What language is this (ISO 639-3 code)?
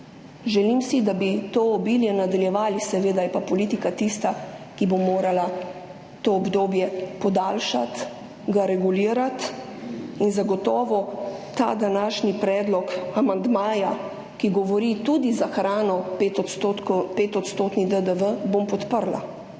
slv